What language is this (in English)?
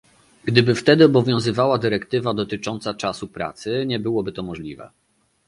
Polish